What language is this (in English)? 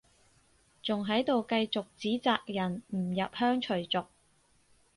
Cantonese